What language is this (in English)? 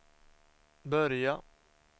Swedish